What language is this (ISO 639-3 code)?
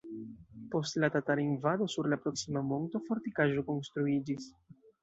epo